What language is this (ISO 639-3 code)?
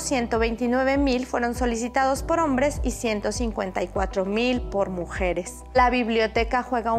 spa